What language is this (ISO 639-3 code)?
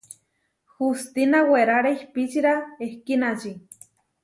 var